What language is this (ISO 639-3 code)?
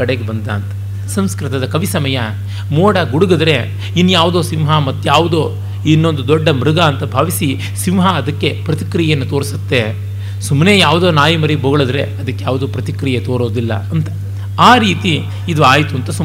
kan